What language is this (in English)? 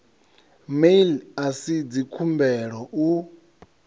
Venda